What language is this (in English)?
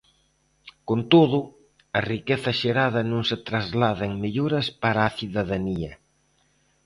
Galician